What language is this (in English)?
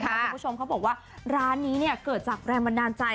Thai